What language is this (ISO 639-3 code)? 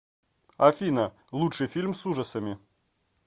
rus